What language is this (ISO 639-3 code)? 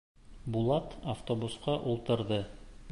bak